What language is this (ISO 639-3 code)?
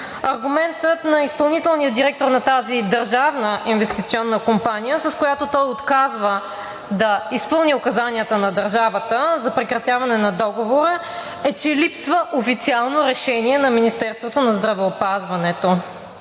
bul